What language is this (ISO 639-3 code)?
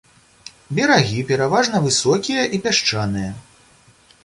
bel